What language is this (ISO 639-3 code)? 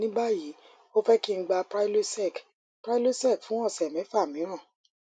yor